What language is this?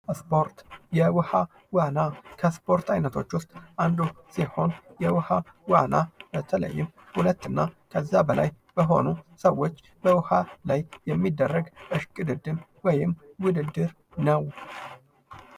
Amharic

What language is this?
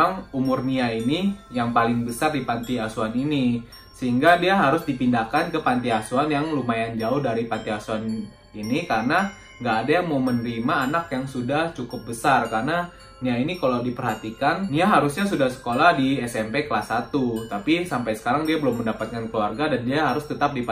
Indonesian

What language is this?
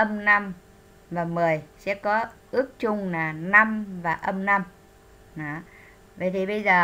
Vietnamese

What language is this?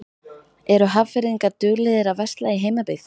Icelandic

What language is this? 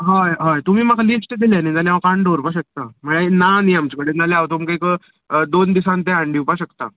Konkani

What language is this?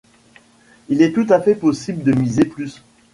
French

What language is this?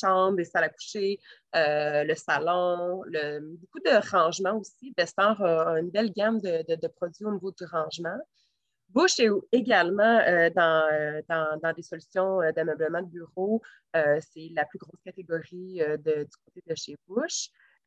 French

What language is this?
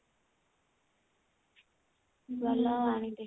Odia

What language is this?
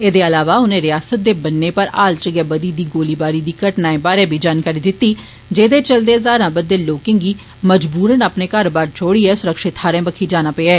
Dogri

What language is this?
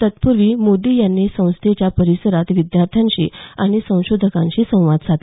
Marathi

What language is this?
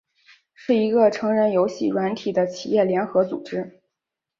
Chinese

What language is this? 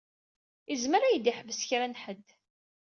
Kabyle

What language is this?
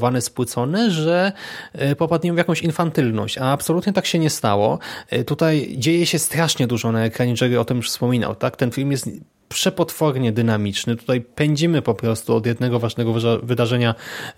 Polish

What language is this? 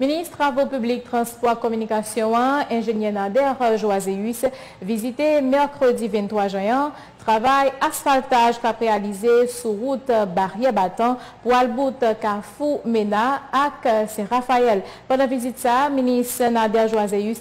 French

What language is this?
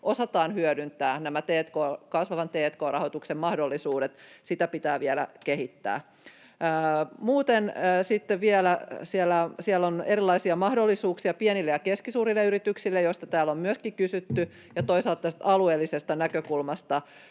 Finnish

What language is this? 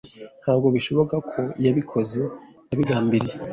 Kinyarwanda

